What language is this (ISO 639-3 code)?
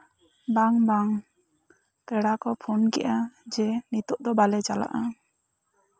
sat